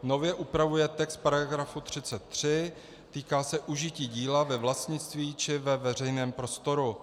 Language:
Czech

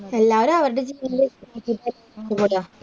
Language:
Malayalam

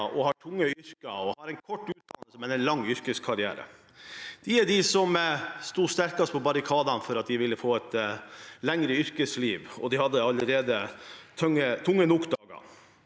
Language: Norwegian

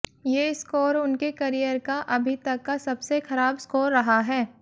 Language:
Hindi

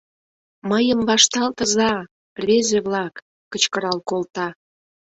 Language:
Mari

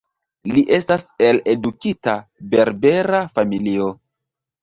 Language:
Esperanto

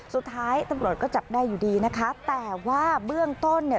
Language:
Thai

